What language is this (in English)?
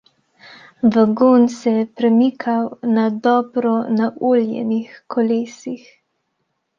Slovenian